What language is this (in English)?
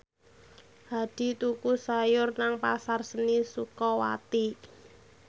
Javanese